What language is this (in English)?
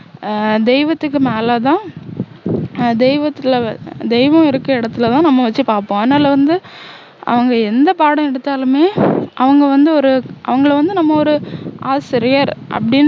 Tamil